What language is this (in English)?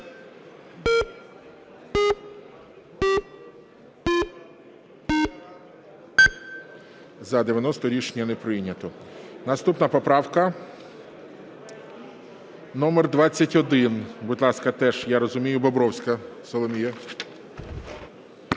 Ukrainian